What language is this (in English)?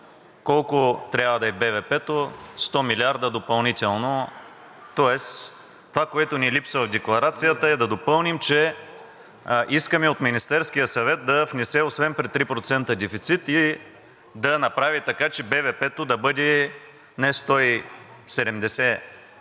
Bulgarian